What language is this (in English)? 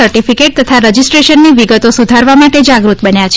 Gujarati